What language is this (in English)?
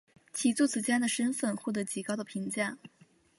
Chinese